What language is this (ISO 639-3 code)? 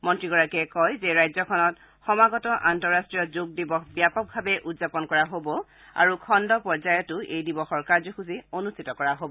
asm